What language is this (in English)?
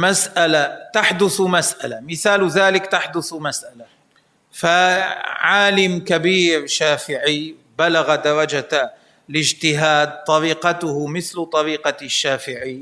Arabic